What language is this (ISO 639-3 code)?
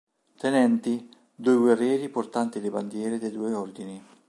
ita